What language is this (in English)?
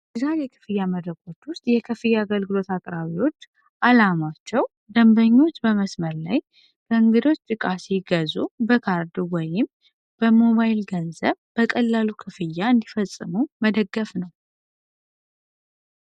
Amharic